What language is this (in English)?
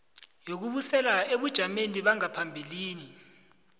South Ndebele